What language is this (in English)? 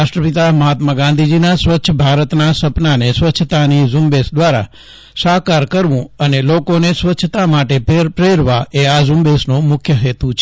Gujarati